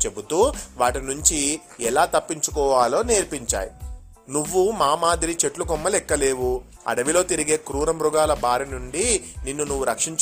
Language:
Telugu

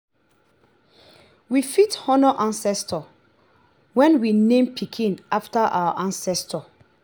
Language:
Nigerian Pidgin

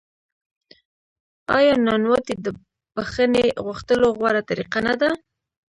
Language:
Pashto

